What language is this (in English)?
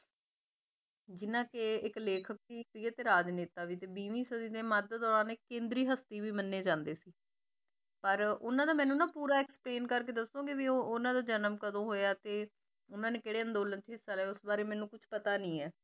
Punjabi